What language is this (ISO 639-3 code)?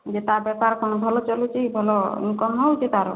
ori